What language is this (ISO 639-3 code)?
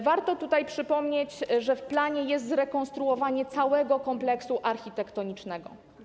pol